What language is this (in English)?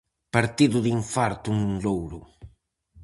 Galician